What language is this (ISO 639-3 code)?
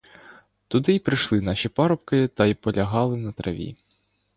ukr